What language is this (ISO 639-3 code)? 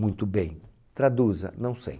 por